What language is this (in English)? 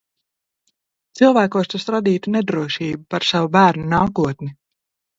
Latvian